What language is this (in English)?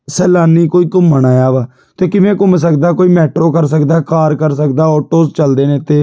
Punjabi